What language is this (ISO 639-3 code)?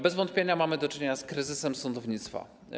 pol